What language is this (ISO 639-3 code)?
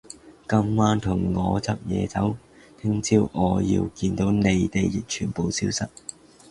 yue